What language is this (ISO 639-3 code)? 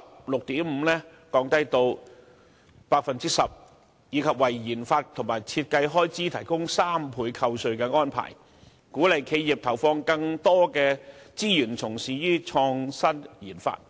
yue